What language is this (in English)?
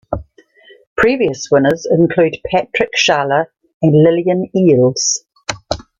English